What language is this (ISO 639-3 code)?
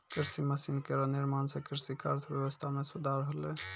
mai